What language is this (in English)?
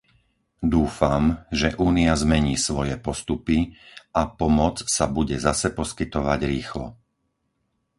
Slovak